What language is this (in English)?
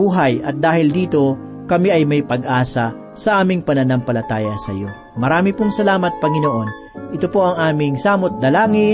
Filipino